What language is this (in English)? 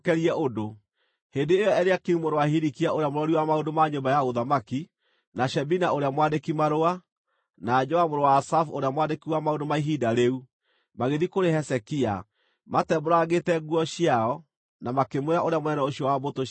Kikuyu